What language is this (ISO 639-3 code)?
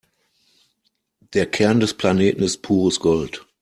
deu